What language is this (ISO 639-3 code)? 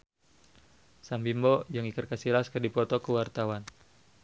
sun